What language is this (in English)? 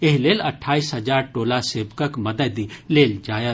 Maithili